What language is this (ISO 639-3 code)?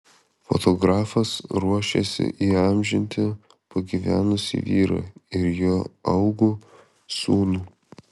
lit